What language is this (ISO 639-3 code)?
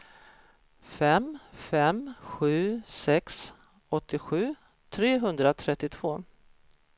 swe